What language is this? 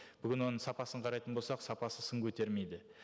Kazakh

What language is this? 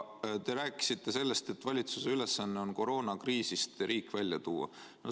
Estonian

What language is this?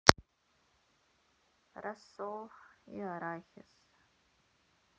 Russian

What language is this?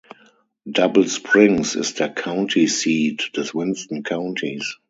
German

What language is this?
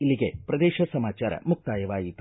Kannada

